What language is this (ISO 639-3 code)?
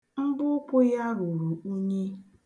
ibo